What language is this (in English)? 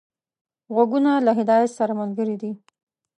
Pashto